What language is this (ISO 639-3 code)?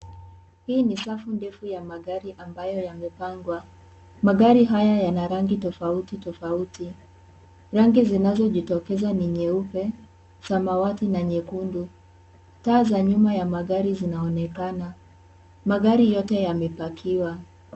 swa